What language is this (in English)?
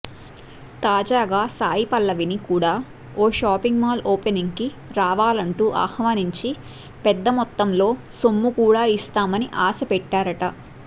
Telugu